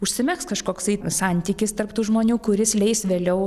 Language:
Lithuanian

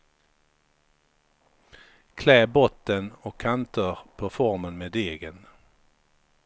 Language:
Swedish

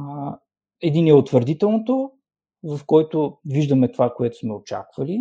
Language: Bulgarian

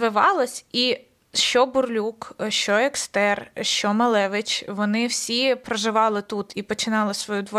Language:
Ukrainian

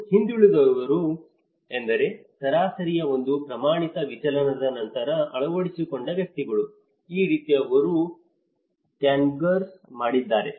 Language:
Kannada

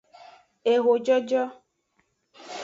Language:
Aja (Benin)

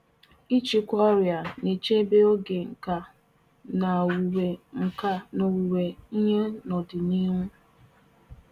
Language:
Igbo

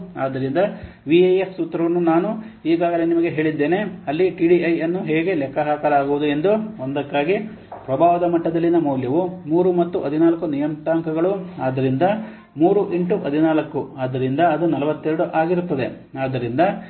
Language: Kannada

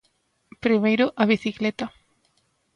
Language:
Galician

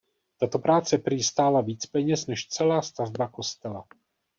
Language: Czech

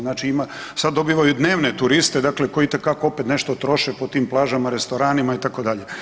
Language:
Croatian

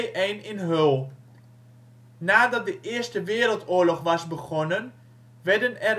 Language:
Dutch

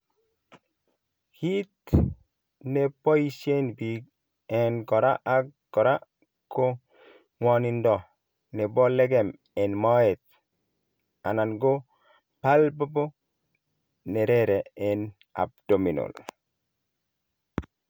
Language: Kalenjin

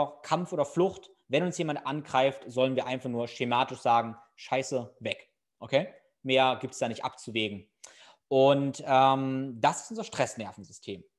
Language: German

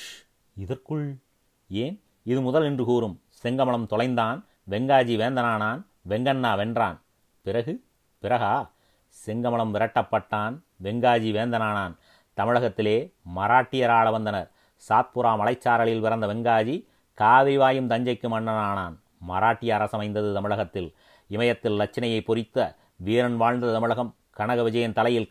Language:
Tamil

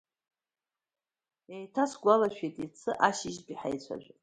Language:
Abkhazian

